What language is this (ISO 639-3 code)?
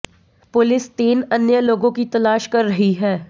hin